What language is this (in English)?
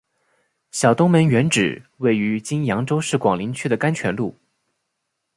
Chinese